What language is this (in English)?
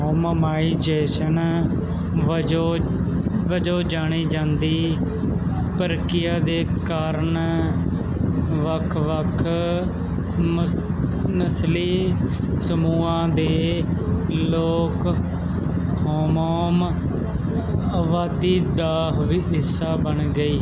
Punjabi